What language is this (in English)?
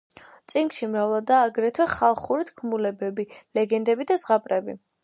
Georgian